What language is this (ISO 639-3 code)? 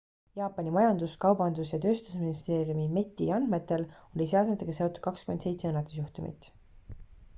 est